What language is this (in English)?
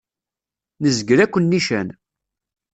Kabyle